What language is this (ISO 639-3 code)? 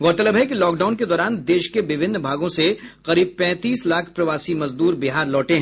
hin